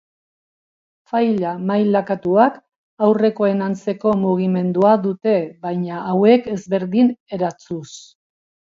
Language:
Basque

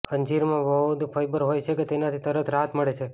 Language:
Gujarati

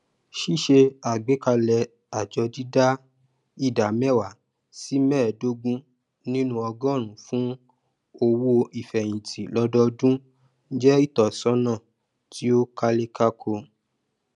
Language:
Yoruba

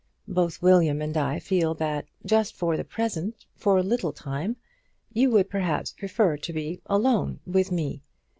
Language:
English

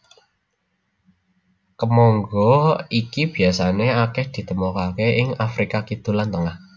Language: Javanese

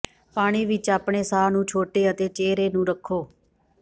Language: Punjabi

